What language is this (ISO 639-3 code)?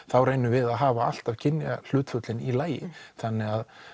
isl